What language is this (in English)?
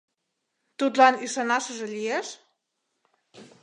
Mari